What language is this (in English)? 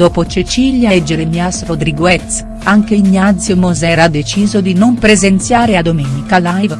Italian